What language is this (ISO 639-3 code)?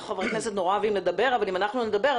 heb